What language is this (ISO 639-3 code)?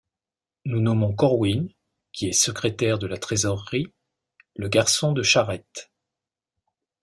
fra